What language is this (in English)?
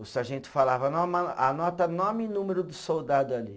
Portuguese